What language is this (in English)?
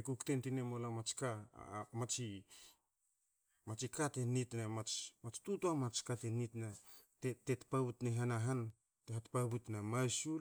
Hakö